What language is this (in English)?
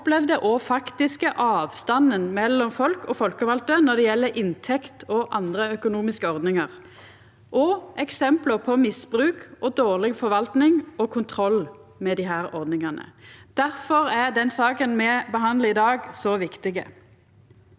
Norwegian